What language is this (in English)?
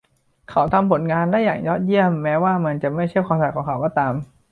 Thai